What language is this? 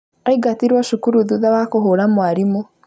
Kikuyu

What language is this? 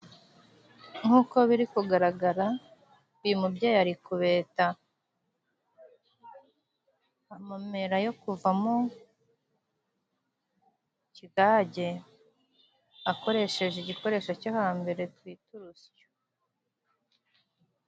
Kinyarwanda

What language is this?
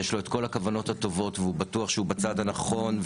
Hebrew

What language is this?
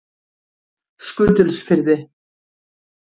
Icelandic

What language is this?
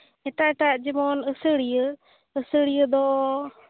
Santali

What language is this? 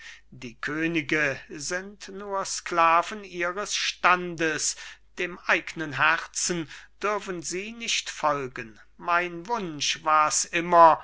German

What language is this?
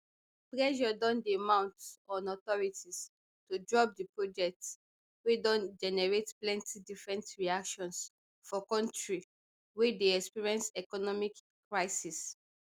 Nigerian Pidgin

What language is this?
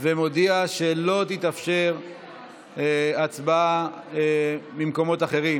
Hebrew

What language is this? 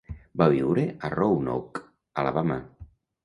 Catalan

